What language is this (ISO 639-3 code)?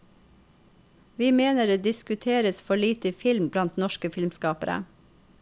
nor